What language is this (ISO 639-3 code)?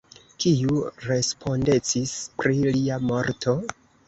epo